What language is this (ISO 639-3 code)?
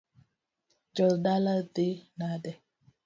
luo